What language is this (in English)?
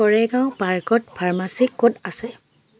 Assamese